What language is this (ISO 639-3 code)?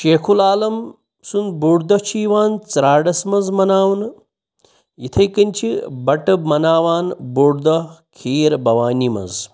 kas